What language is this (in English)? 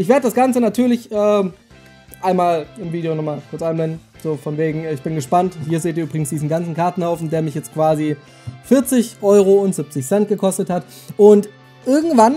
German